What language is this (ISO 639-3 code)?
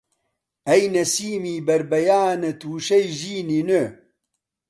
ckb